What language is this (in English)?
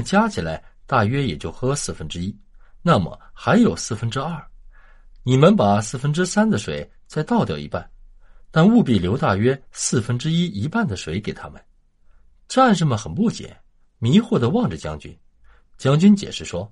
Chinese